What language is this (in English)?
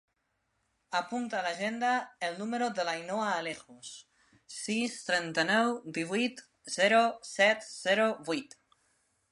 Catalan